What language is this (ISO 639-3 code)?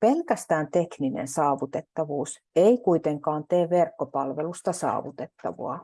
fin